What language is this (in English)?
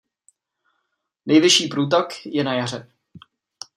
Czech